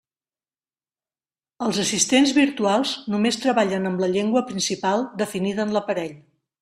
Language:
Catalan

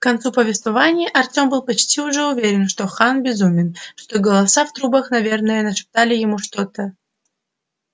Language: Russian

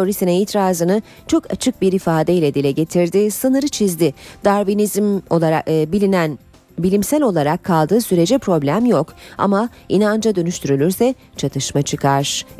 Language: Turkish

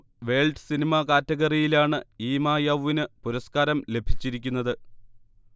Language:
Malayalam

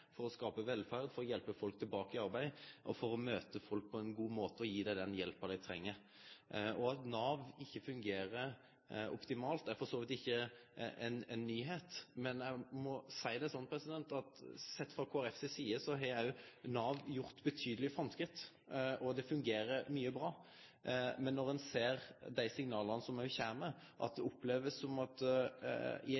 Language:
Norwegian Nynorsk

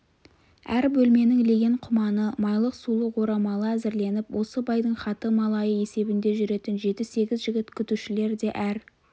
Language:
Kazakh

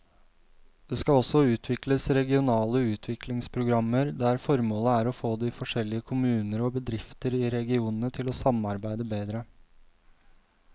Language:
Norwegian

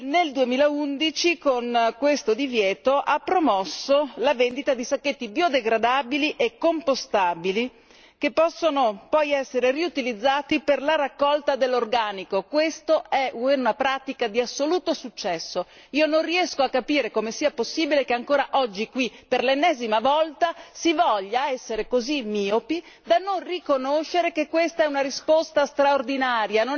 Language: Italian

